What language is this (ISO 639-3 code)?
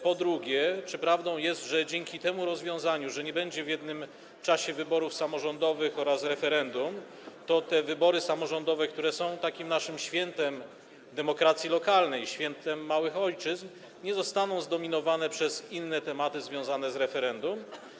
pol